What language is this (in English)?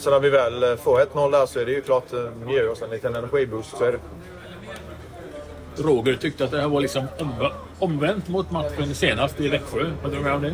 Swedish